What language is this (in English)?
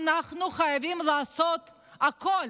Hebrew